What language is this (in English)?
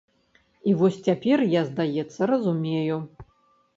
Belarusian